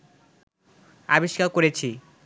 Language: Bangla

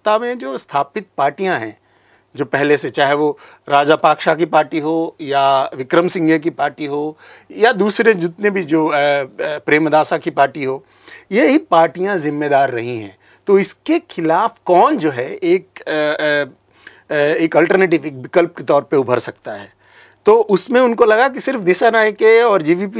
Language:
Hindi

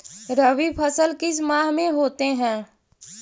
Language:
Magahi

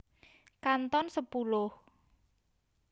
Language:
Javanese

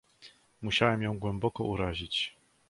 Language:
Polish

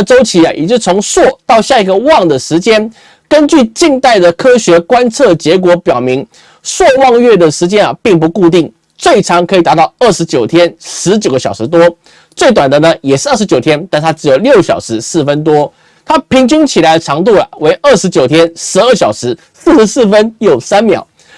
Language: Chinese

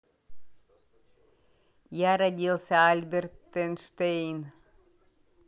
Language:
Russian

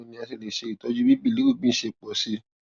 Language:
Yoruba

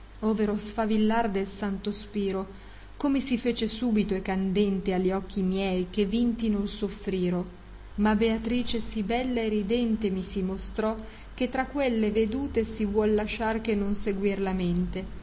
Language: Italian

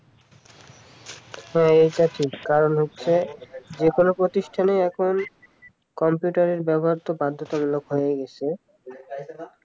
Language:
Bangla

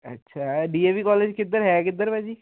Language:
Punjabi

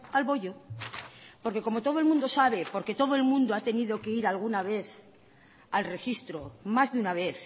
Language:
Spanish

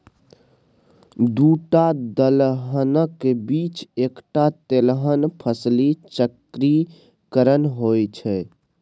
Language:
Maithili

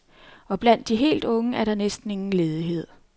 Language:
Danish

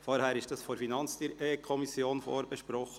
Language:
Swiss German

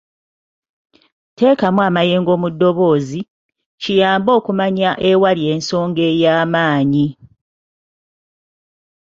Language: Ganda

